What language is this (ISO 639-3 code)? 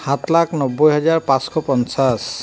asm